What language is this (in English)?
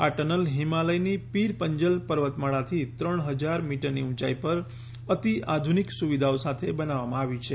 Gujarati